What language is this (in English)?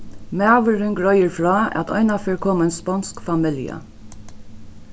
Faroese